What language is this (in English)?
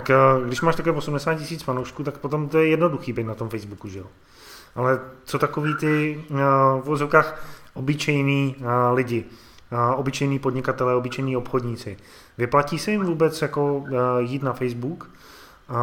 Czech